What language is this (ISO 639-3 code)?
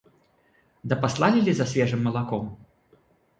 rus